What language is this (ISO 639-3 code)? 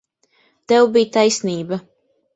lav